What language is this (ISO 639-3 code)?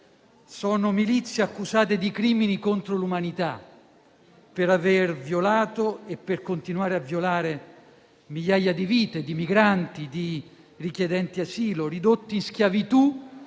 ita